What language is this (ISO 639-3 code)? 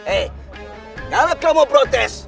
ind